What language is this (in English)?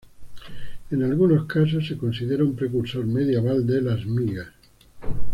Spanish